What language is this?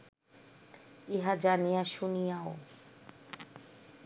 Bangla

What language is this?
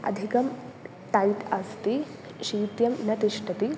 Sanskrit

